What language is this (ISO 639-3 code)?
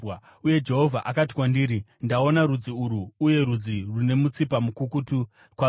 sna